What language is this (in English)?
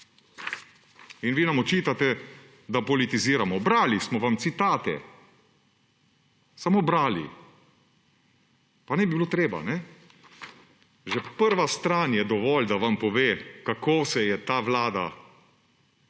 Slovenian